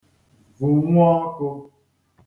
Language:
Igbo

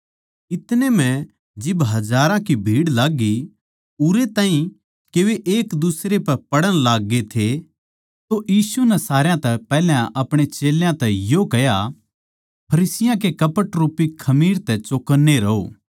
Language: Haryanvi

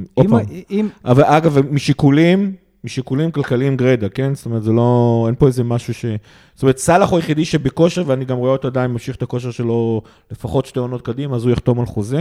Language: Hebrew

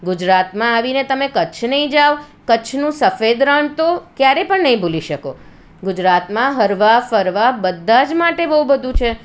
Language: Gujarati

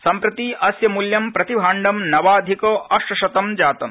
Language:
Sanskrit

